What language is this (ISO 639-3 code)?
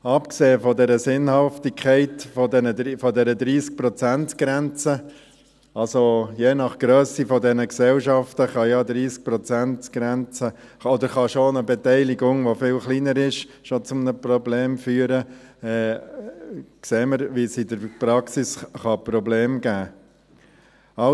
gsw